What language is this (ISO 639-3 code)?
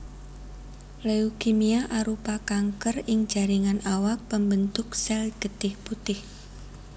jav